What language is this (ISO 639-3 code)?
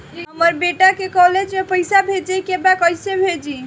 bho